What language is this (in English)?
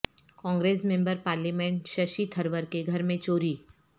Urdu